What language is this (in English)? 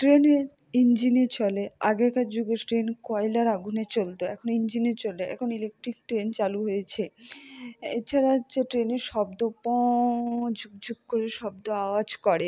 Bangla